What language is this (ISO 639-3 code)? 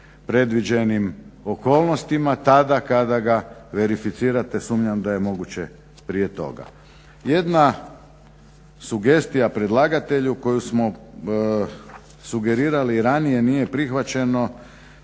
hrv